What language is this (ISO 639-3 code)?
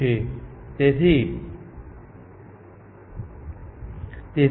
guj